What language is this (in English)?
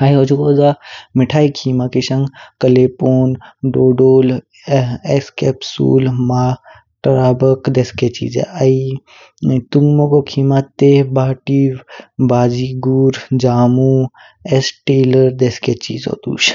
Kinnauri